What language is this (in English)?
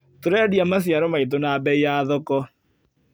Kikuyu